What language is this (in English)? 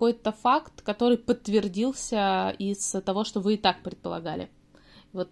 Russian